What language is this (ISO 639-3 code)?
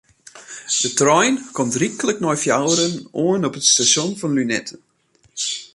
fry